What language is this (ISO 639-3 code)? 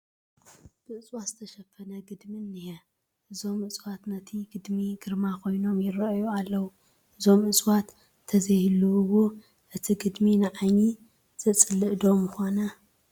tir